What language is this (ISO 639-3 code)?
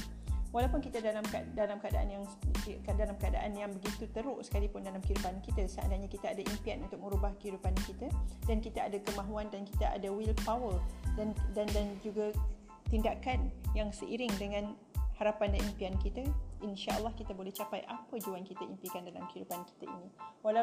msa